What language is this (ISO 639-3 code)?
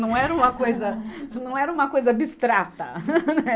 por